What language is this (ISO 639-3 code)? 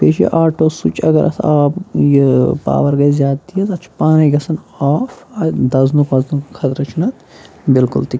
kas